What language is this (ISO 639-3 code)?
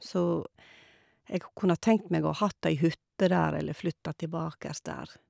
nor